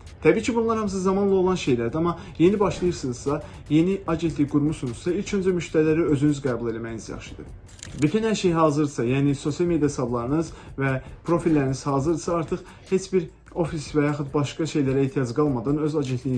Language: Turkish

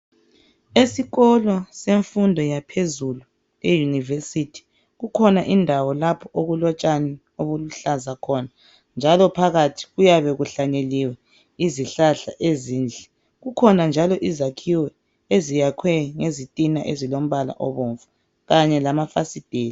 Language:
North Ndebele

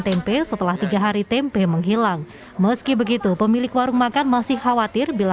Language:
Indonesian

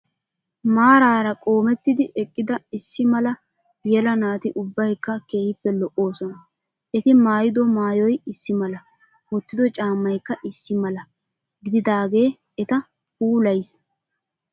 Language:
Wolaytta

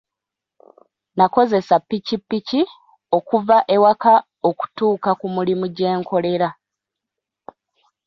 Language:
Ganda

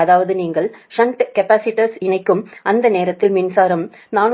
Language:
Tamil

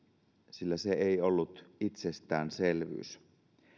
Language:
Finnish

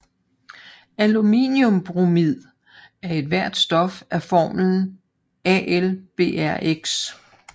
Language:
Danish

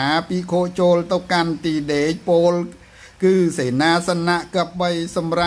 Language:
Thai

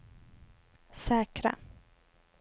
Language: Swedish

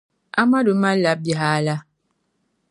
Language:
Dagbani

